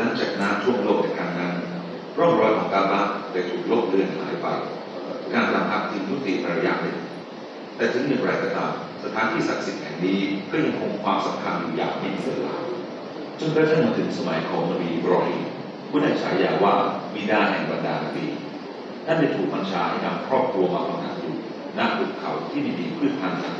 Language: Thai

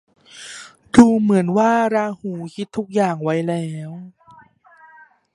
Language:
Thai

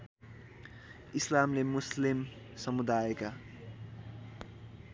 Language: Nepali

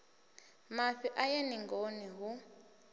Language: Venda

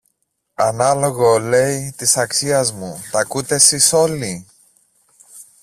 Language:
Greek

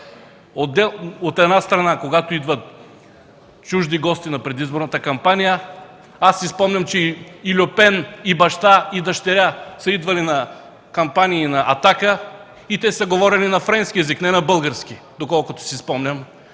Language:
Bulgarian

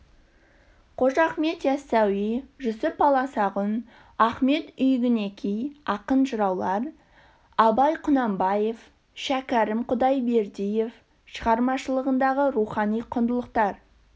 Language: Kazakh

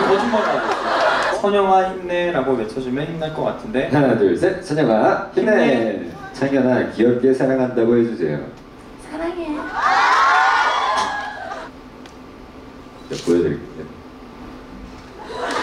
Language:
Korean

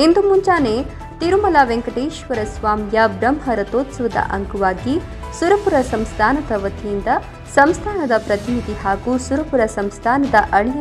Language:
Hindi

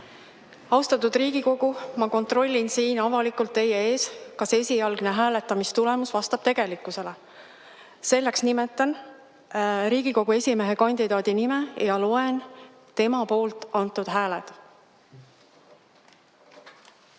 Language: Estonian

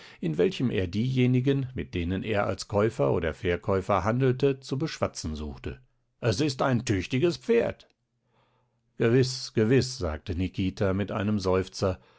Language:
German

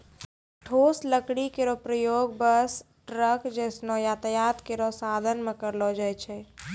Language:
Maithili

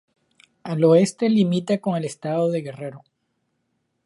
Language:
Spanish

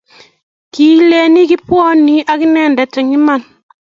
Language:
Kalenjin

